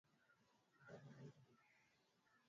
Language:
Swahili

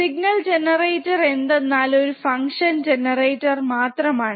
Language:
Malayalam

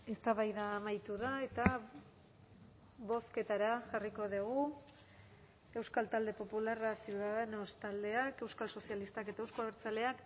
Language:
Basque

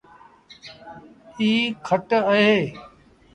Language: Sindhi Bhil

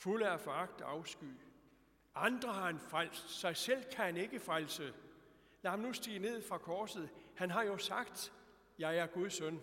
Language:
Danish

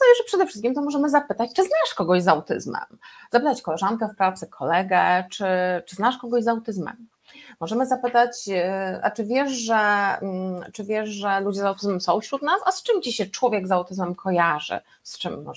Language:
Polish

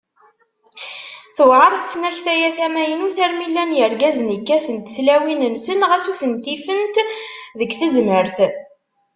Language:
Kabyle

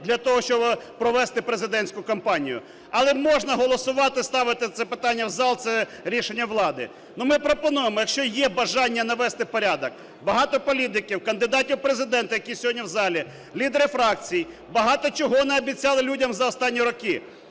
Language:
Ukrainian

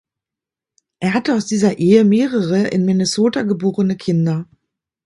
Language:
German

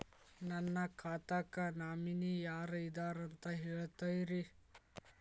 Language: Kannada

